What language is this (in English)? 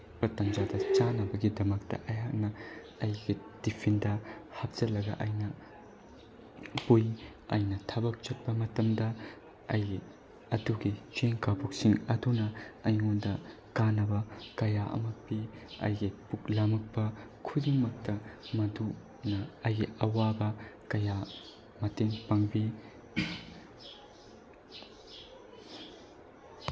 Manipuri